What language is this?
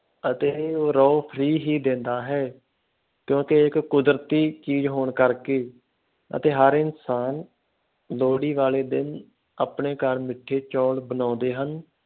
Punjabi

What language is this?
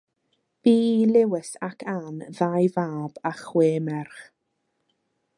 Welsh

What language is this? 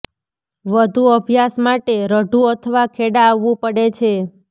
Gujarati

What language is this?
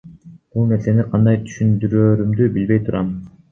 Kyrgyz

